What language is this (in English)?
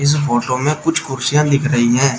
Hindi